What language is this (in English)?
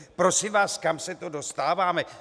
Czech